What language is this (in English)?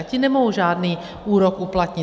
Czech